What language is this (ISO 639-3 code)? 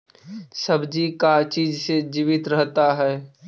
mag